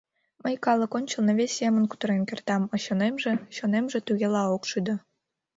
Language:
Mari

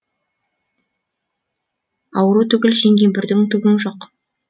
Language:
Kazakh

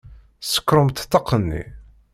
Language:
Kabyle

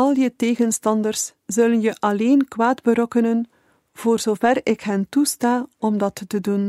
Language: Dutch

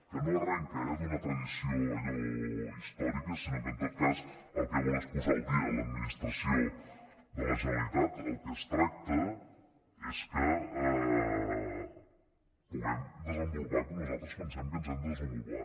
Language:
Catalan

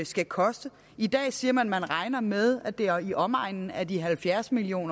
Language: Danish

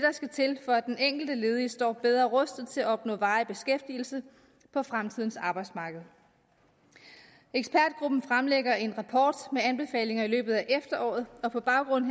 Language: Danish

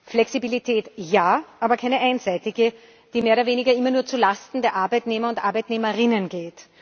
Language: German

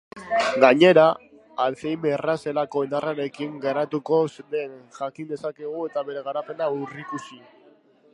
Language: Basque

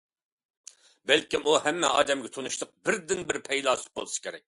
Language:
Uyghur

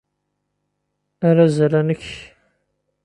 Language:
Kabyle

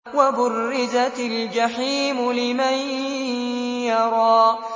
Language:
Arabic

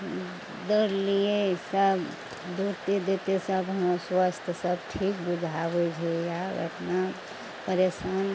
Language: Maithili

